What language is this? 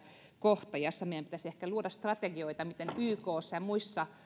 Finnish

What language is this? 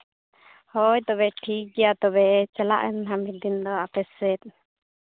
Santali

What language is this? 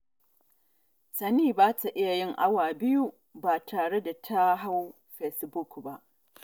Hausa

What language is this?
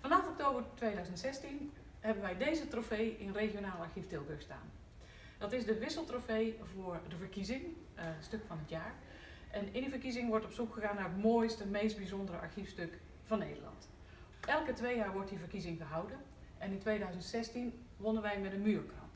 Dutch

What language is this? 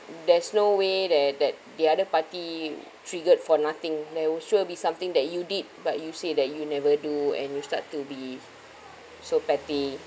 English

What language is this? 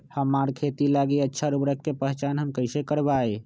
Magahi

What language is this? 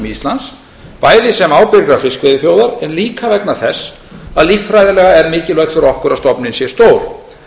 Icelandic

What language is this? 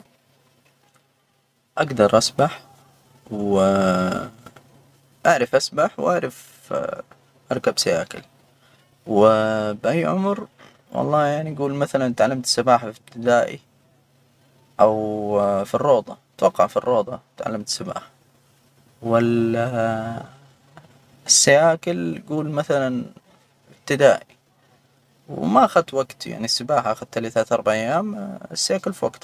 Hijazi Arabic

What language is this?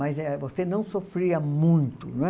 Portuguese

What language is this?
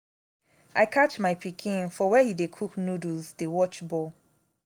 Nigerian Pidgin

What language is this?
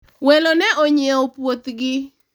Luo (Kenya and Tanzania)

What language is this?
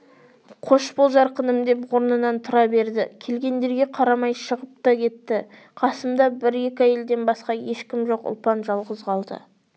Kazakh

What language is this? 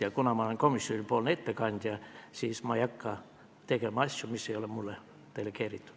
Estonian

